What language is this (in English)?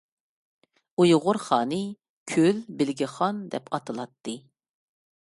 Uyghur